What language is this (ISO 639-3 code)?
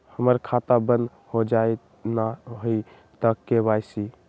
mag